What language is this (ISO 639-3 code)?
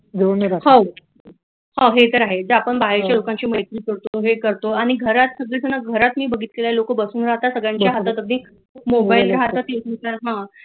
mar